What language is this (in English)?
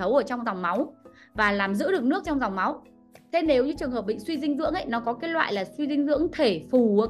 Vietnamese